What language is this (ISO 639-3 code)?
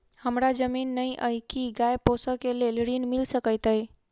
mai